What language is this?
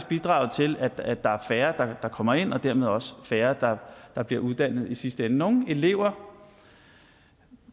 Danish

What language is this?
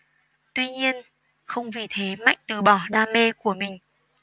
Vietnamese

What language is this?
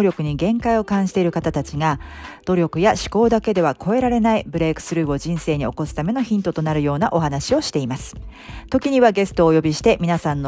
Japanese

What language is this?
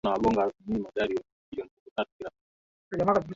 Swahili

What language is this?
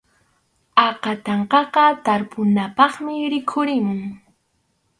Arequipa-La Unión Quechua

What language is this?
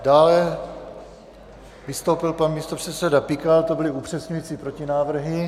Czech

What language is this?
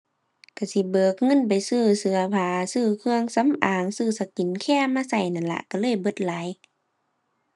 Thai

